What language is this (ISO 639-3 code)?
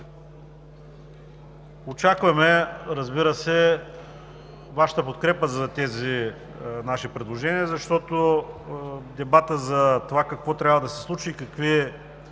bul